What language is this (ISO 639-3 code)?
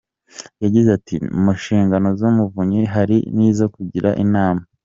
kin